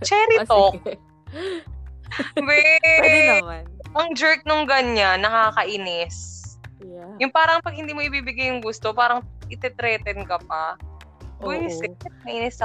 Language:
Filipino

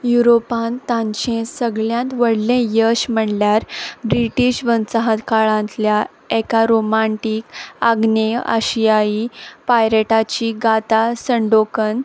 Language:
Konkani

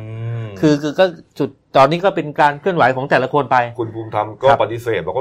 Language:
Thai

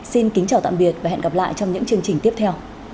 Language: Vietnamese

